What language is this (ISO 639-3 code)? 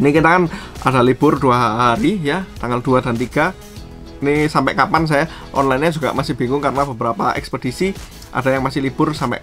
ind